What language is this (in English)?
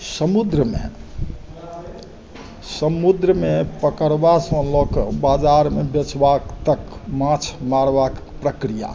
Maithili